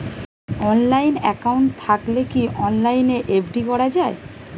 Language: Bangla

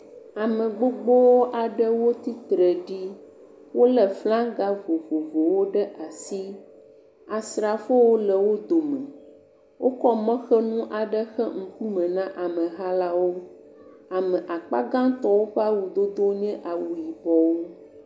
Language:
Ewe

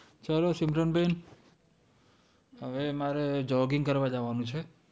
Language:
Gujarati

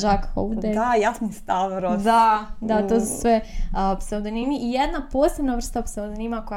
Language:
Croatian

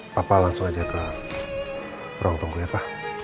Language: Indonesian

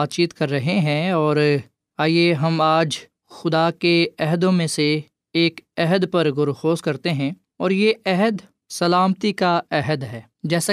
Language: Urdu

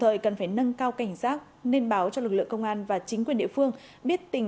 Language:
Vietnamese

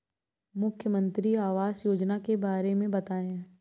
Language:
Hindi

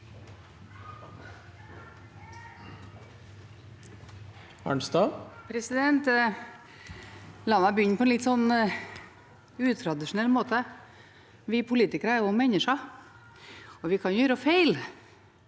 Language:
Norwegian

